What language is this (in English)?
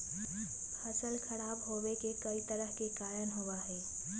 Magahi